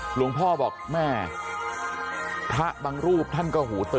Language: Thai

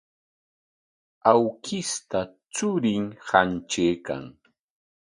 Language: Corongo Ancash Quechua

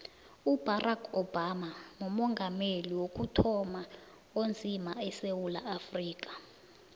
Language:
South Ndebele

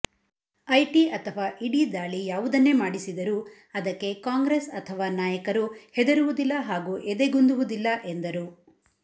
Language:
Kannada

